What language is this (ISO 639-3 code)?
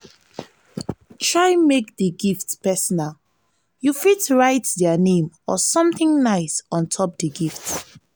pcm